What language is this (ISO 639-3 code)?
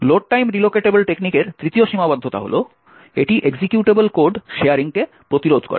ben